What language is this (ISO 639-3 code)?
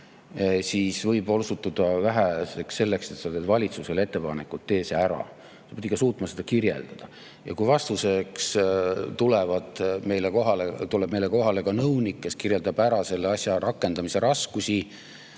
est